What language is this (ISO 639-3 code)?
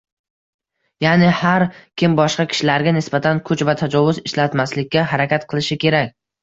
uzb